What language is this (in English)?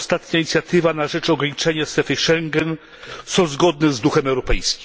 Polish